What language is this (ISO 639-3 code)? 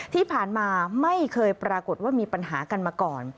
tha